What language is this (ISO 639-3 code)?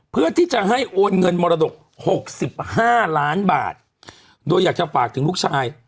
tha